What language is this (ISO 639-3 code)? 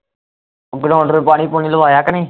pan